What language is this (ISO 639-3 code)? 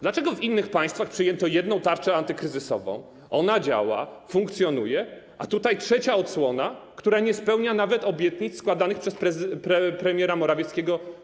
pol